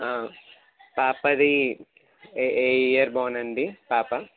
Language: Telugu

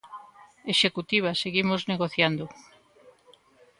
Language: Galician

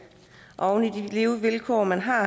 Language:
Danish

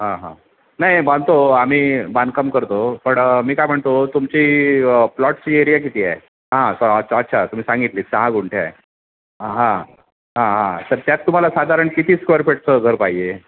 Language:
Marathi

